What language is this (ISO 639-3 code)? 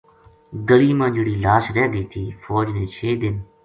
gju